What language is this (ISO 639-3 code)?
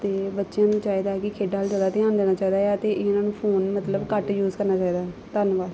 pan